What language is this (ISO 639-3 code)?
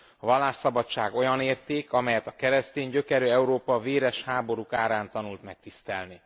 hun